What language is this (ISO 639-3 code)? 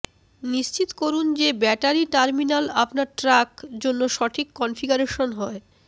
ben